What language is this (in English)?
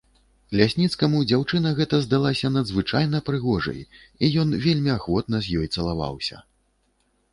Belarusian